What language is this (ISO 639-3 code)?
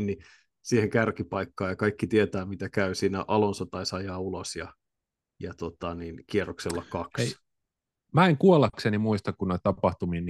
fin